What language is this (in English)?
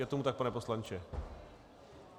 Czech